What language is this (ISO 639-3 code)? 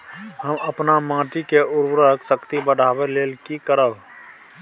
mai